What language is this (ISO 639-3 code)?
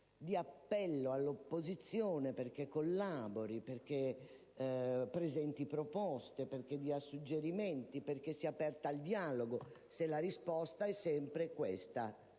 ita